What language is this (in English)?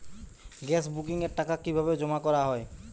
Bangla